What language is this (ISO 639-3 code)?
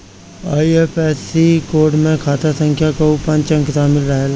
bho